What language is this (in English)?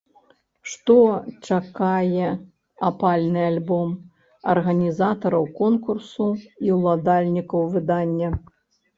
Belarusian